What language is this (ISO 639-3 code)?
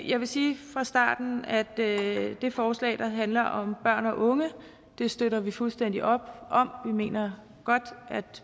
dan